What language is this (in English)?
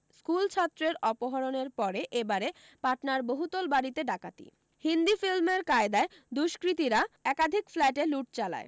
Bangla